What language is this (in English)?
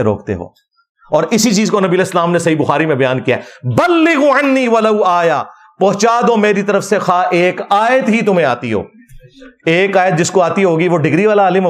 Urdu